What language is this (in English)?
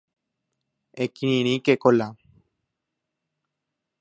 Guarani